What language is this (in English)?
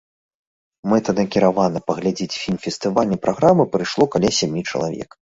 Belarusian